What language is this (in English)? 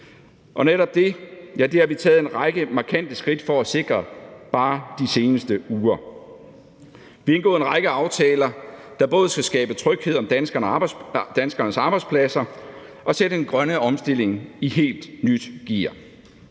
Danish